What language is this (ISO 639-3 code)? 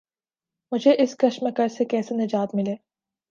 urd